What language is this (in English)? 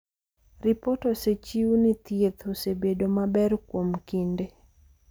Luo (Kenya and Tanzania)